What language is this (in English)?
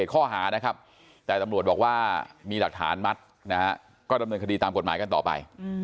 Thai